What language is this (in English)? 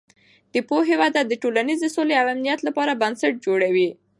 Pashto